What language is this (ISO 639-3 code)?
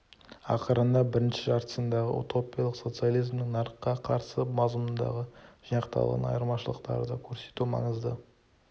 kaz